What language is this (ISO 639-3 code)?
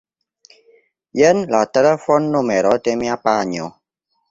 epo